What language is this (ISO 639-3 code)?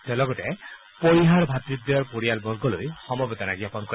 asm